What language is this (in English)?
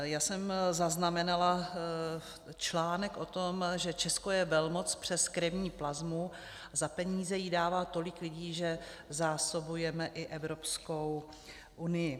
Czech